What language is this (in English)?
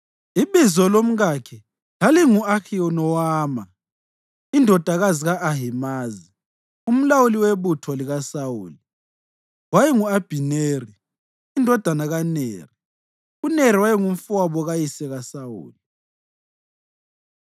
North Ndebele